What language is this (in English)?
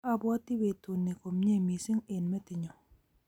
Kalenjin